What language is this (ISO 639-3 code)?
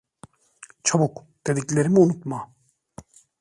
tur